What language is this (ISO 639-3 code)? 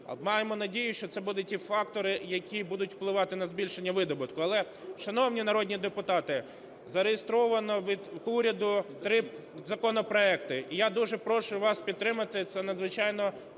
ukr